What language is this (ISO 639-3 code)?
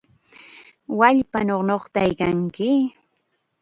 qxa